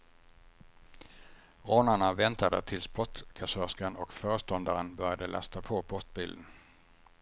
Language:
Swedish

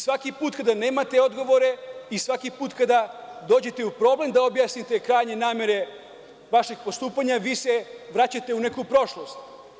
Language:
Serbian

